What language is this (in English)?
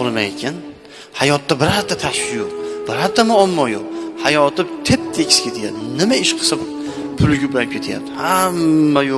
Turkish